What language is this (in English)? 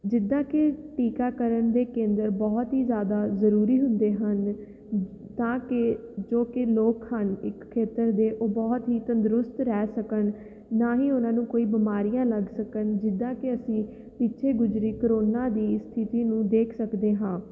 Punjabi